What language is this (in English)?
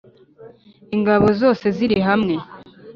Kinyarwanda